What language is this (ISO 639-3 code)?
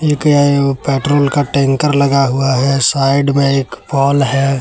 hin